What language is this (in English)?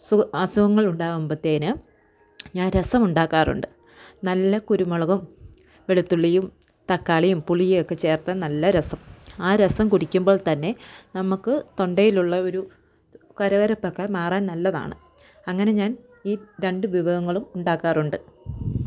Malayalam